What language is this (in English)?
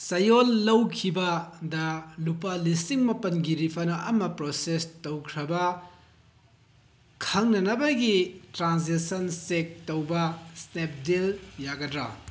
Manipuri